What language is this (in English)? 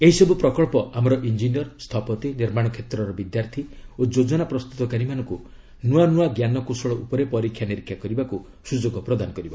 Odia